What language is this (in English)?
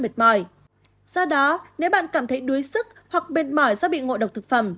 Vietnamese